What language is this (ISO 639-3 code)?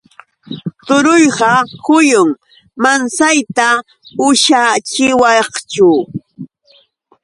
qux